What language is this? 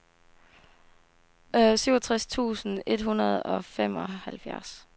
Danish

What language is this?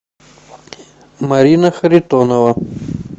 Russian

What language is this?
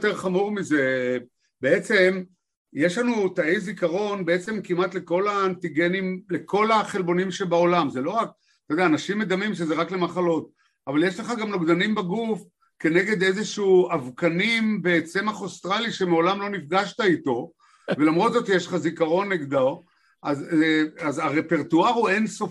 Hebrew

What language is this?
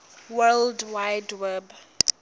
Swati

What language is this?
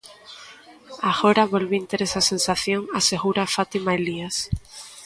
Galician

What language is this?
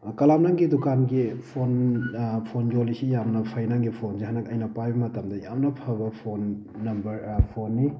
Manipuri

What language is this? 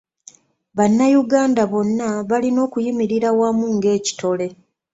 Ganda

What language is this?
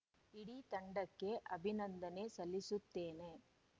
Kannada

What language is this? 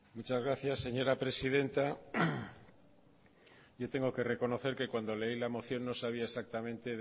Spanish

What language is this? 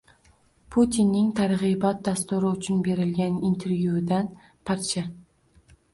Uzbek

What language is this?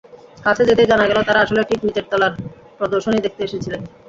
Bangla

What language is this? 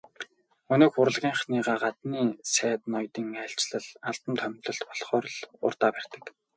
Mongolian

